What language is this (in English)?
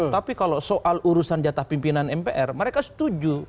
Indonesian